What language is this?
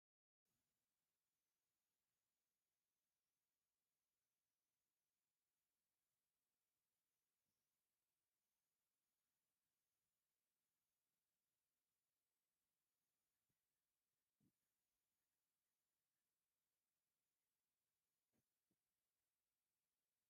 Tigrinya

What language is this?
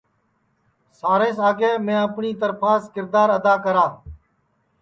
Sansi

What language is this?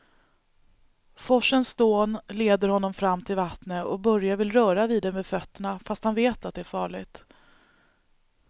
Swedish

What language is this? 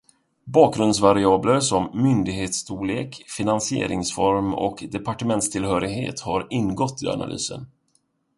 Swedish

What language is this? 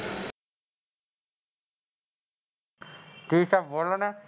Gujarati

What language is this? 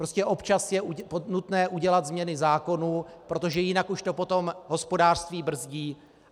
Czech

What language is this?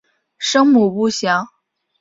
Chinese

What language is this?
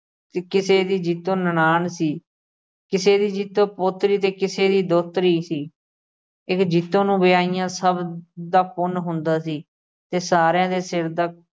Punjabi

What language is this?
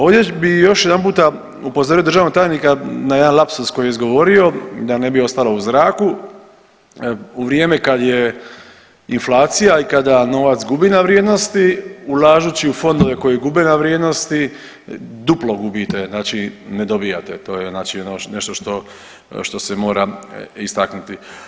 Croatian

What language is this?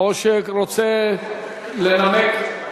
Hebrew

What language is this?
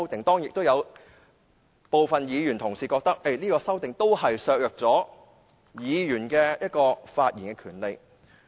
Cantonese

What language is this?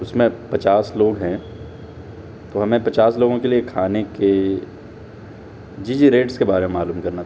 Urdu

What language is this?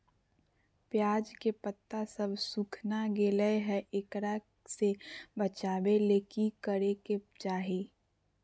Magahi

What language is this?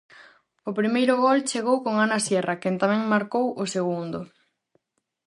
Galician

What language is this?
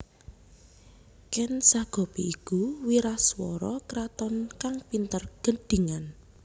Javanese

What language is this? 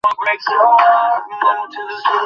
Bangla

